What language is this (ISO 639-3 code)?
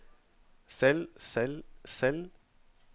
nor